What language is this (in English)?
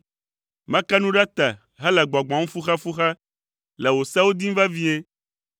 Ewe